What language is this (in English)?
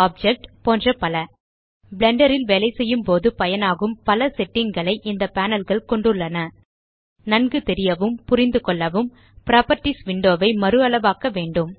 Tamil